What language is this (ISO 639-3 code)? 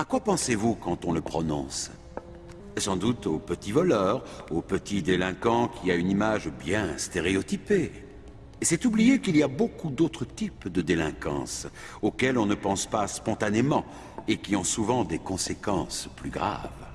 fra